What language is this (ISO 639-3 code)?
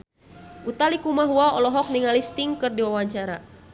sun